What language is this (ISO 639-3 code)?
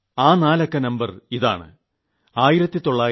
mal